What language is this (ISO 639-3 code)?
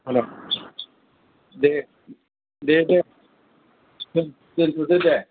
brx